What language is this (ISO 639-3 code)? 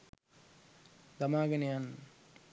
sin